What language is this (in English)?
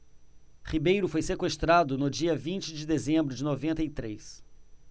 Portuguese